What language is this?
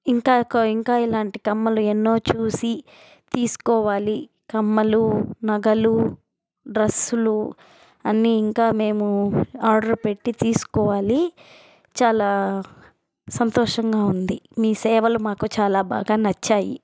Telugu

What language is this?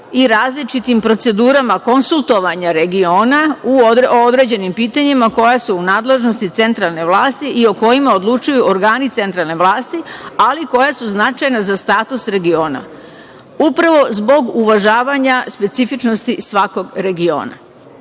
Serbian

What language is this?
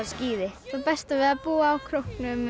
Icelandic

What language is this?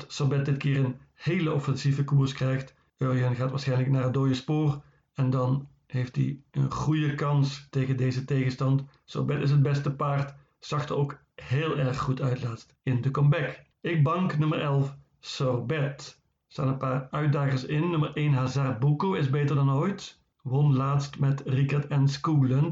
Dutch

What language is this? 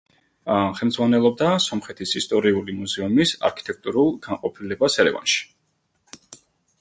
Georgian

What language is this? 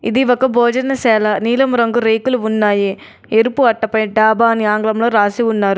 Telugu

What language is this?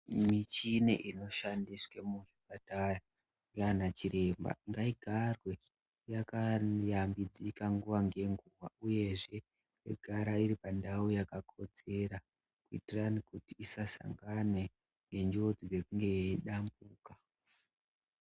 Ndau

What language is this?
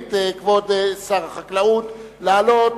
Hebrew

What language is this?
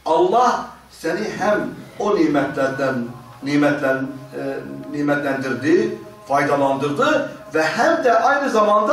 Turkish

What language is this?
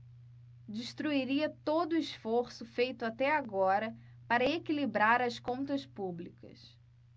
Portuguese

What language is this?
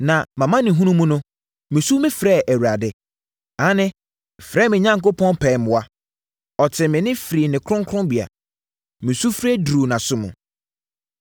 Akan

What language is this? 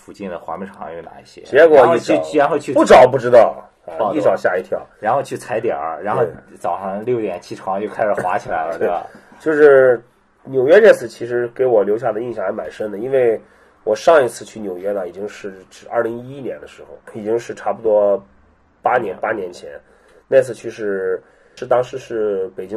Chinese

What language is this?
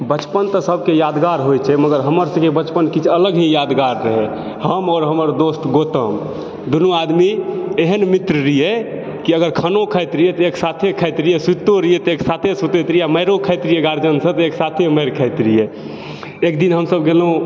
Maithili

